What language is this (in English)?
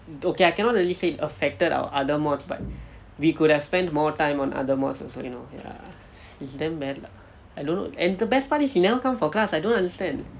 English